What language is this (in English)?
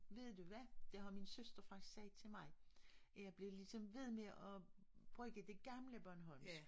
Danish